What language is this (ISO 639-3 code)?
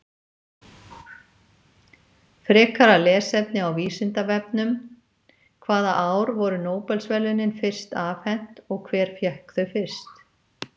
isl